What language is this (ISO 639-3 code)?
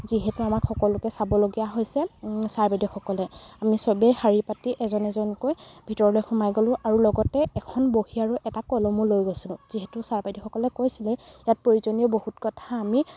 asm